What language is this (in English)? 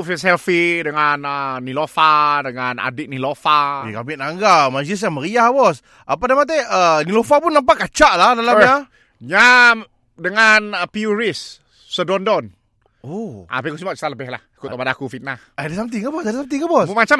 Malay